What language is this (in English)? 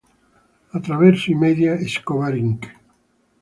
Italian